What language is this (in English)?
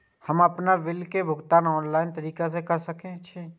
Maithili